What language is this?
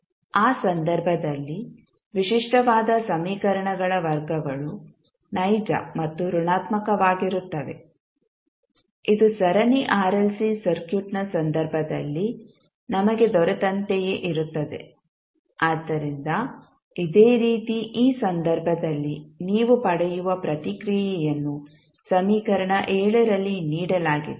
Kannada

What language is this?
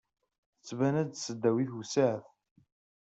Kabyle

